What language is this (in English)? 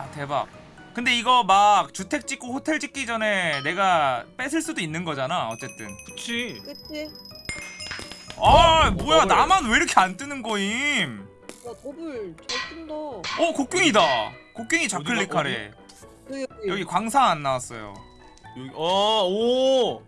Korean